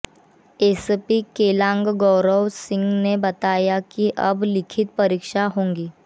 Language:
Hindi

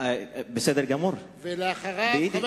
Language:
Hebrew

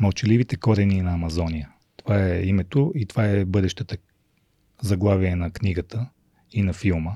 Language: Bulgarian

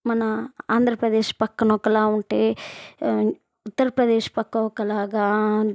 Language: Telugu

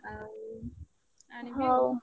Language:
Odia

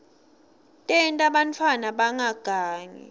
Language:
Swati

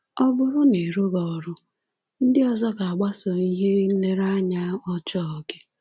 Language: Igbo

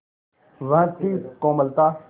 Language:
Hindi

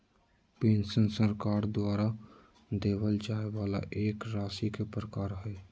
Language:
Magahi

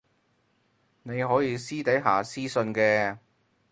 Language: Cantonese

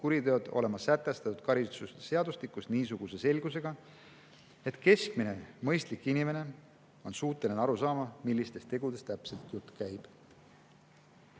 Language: Estonian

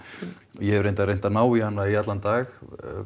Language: Icelandic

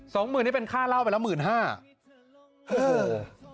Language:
Thai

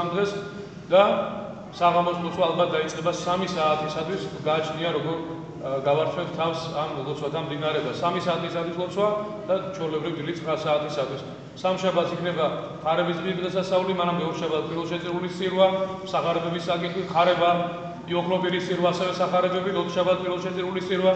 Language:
Romanian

